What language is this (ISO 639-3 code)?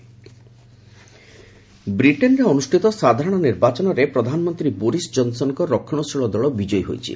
ori